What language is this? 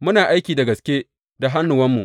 Hausa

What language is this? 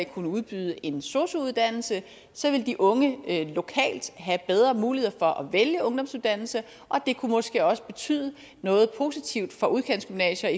Danish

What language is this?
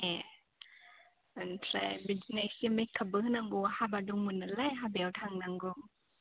Bodo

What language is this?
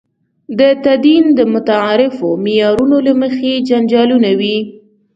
Pashto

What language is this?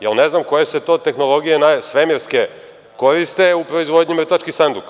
Serbian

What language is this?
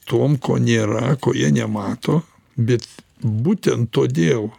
Lithuanian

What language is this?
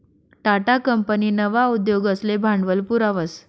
Marathi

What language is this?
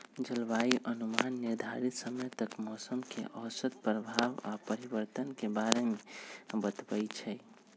Magahi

